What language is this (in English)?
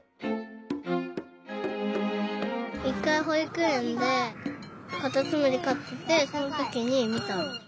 Japanese